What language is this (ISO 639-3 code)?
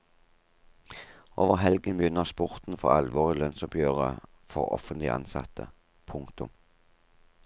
nor